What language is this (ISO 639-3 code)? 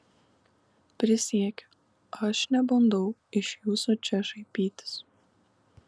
lit